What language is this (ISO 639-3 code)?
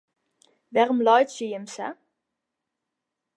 fry